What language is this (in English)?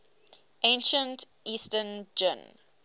English